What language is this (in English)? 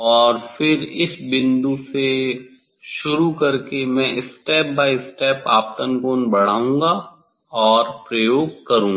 Hindi